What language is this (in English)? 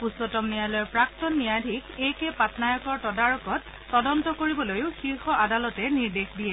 Assamese